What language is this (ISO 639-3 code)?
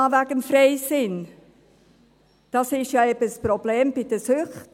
gsw